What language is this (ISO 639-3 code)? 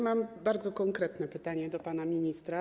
pol